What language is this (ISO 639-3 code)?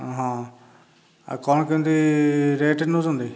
ori